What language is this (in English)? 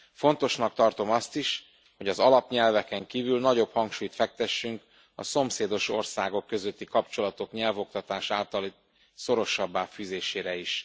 Hungarian